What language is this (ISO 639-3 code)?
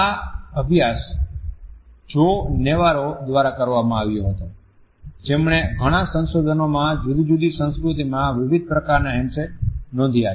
guj